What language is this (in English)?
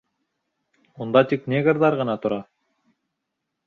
Bashkir